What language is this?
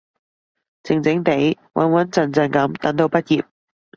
Cantonese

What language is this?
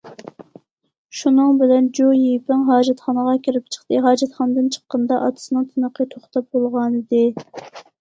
Uyghur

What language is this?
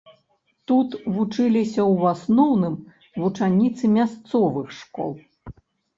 Belarusian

